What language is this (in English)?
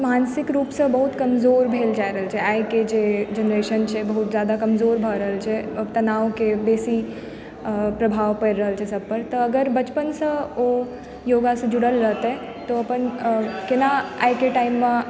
Maithili